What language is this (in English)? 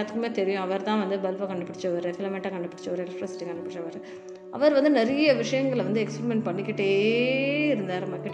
Tamil